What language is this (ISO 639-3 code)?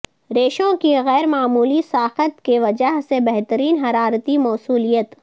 urd